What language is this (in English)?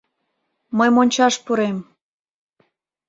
Mari